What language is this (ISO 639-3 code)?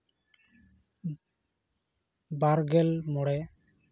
sat